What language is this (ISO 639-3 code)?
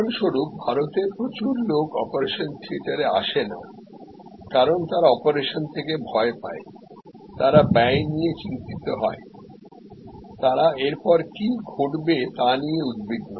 ben